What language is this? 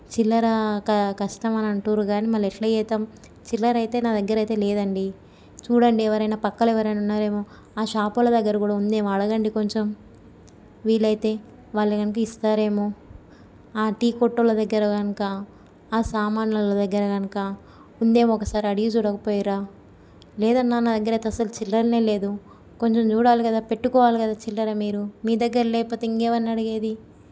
Telugu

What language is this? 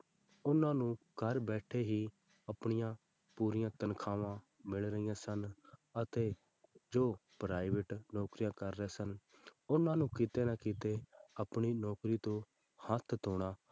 Punjabi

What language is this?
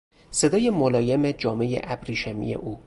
Persian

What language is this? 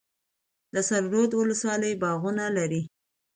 Pashto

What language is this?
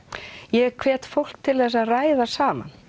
Icelandic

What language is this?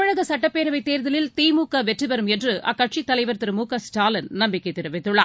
Tamil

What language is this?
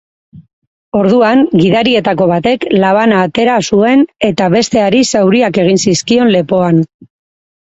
Basque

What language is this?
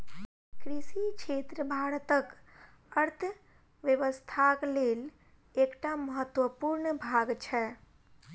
Maithili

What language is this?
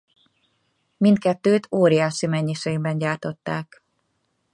Hungarian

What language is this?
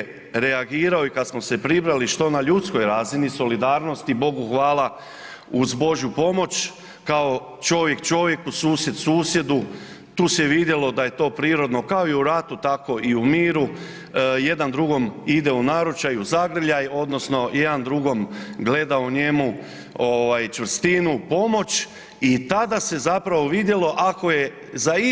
Croatian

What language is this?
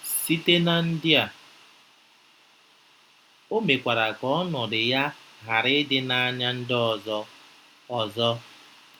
Igbo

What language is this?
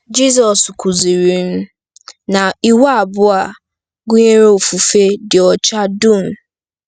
Igbo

